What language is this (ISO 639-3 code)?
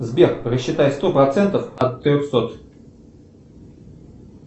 rus